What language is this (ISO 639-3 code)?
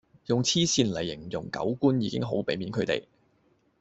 yue